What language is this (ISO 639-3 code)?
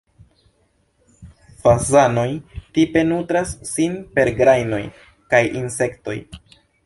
epo